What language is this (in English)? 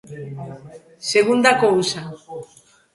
Galician